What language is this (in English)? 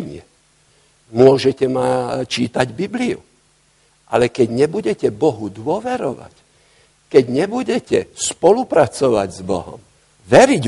Slovak